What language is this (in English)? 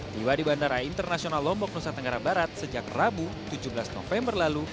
Indonesian